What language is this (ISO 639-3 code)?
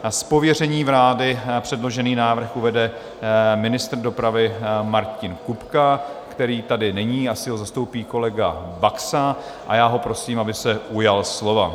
ces